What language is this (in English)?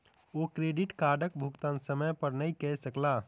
Maithili